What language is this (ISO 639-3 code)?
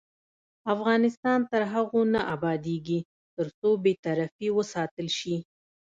pus